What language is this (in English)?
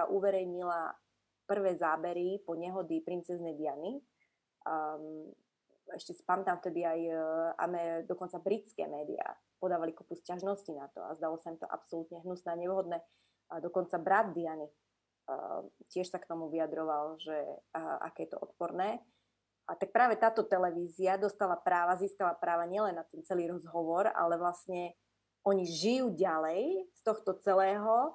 Slovak